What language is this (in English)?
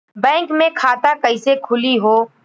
Bhojpuri